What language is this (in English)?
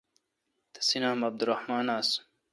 Kalkoti